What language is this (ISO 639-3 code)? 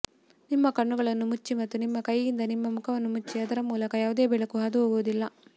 kan